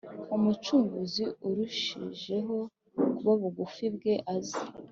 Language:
Kinyarwanda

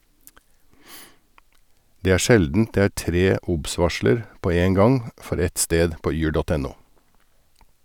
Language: Norwegian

